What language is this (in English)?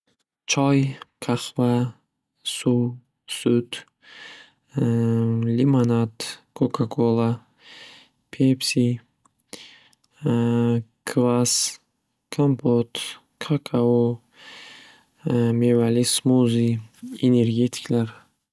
Uzbek